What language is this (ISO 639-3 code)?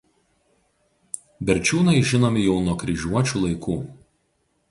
lit